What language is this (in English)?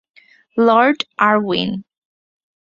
Bangla